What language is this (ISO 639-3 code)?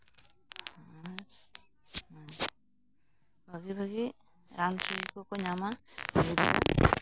sat